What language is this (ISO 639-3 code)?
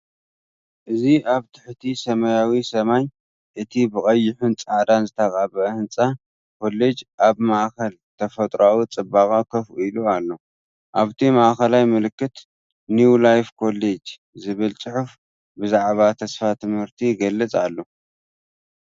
tir